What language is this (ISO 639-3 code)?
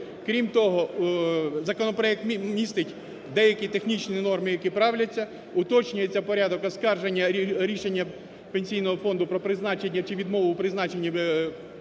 ukr